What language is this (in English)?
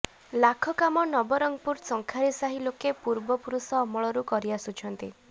Odia